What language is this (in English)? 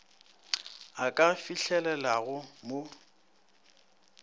Northern Sotho